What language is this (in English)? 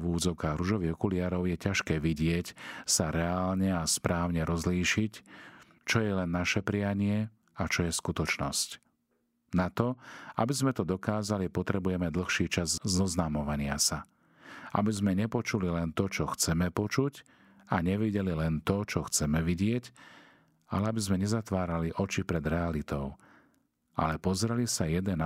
Slovak